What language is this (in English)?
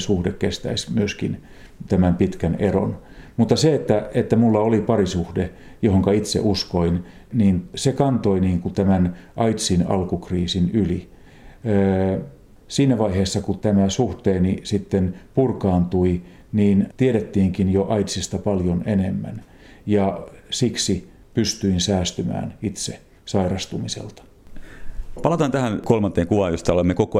Finnish